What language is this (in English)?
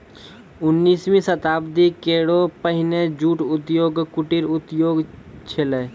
Maithili